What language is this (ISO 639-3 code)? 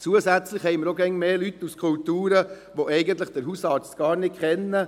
gsw